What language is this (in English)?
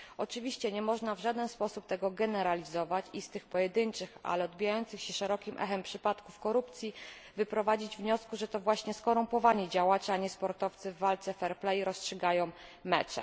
Polish